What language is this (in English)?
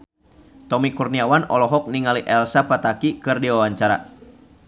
Sundanese